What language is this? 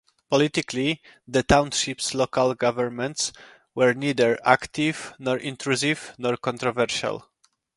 English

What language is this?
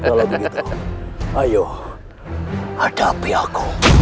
Indonesian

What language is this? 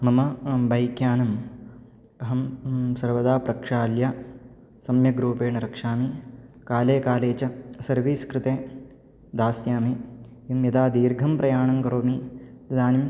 Sanskrit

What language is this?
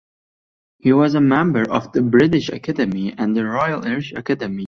English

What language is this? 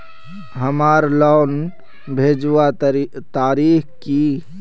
Magahi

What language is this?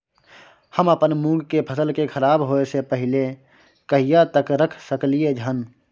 Maithili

